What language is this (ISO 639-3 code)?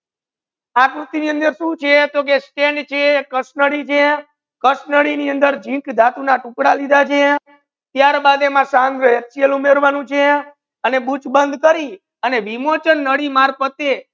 guj